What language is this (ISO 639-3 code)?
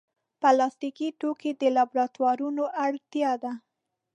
pus